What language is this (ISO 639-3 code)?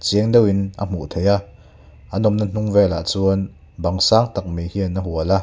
lus